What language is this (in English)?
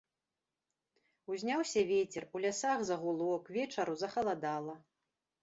Belarusian